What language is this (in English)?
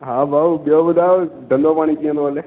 Sindhi